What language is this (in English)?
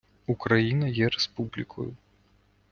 Ukrainian